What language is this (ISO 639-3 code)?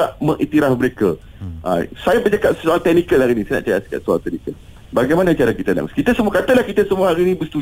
msa